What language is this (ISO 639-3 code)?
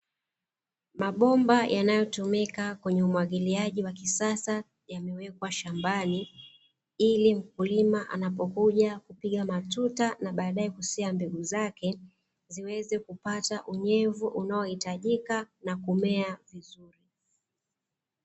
swa